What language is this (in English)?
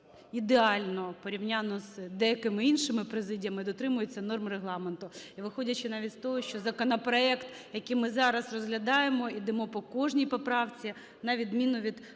Ukrainian